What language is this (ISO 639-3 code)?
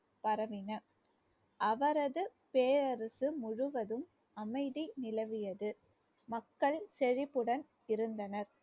tam